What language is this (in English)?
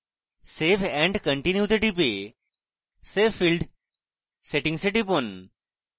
Bangla